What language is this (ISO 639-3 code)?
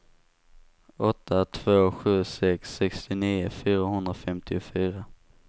swe